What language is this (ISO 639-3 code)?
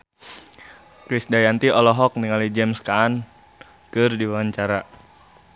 sun